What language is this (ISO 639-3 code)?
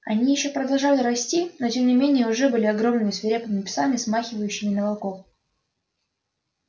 rus